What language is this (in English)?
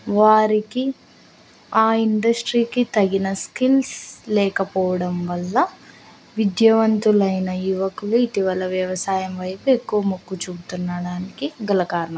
Telugu